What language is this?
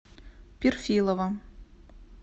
Russian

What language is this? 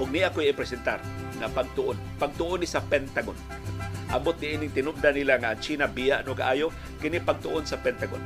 Filipino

